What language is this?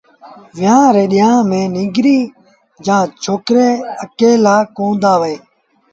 Sindhi Bhil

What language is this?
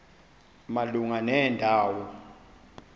Xhosa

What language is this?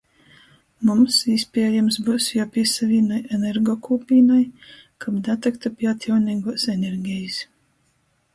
Latgalian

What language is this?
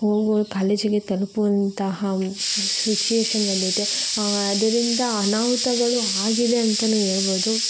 Kannada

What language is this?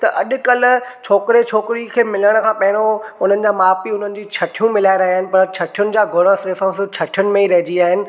Sindhi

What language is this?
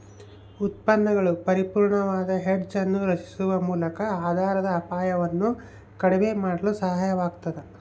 Kannada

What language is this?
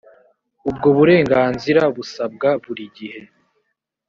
Kinyarwanda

